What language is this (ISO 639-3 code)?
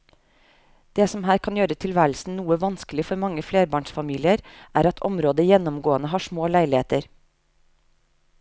nor